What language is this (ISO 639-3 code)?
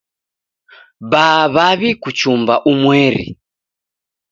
dav